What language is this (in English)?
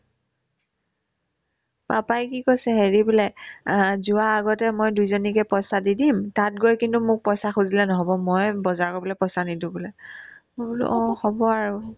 Assamese